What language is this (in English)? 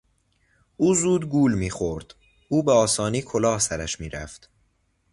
Persian